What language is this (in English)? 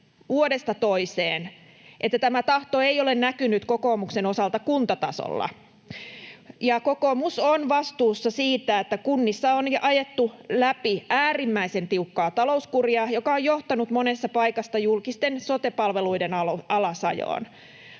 Finnish